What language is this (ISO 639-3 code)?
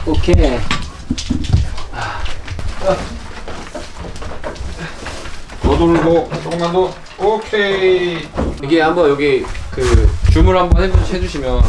kor